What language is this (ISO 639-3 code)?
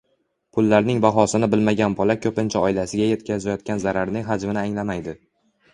uzb